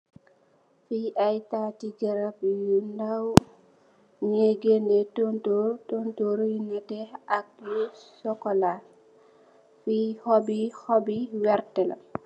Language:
Wolof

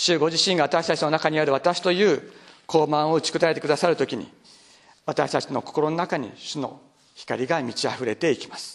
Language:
Japanese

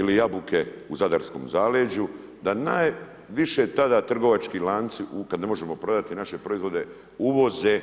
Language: Croatian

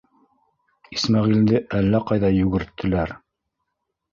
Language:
Bashkir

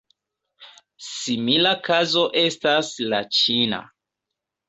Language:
Esperanto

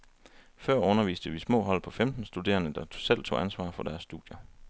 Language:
Danish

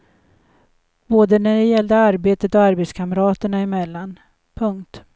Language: Swedish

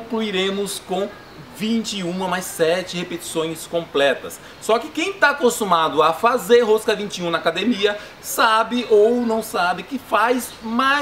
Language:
Portuguese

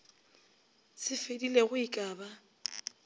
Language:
Northern Sotho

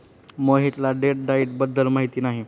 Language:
Marathi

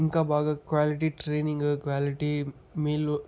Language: Telugu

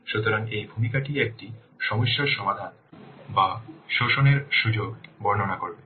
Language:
Bangla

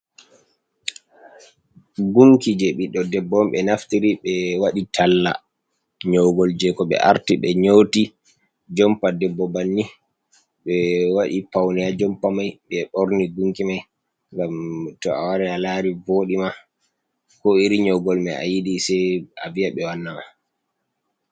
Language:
Fula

